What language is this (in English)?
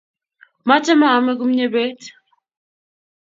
Kalenjin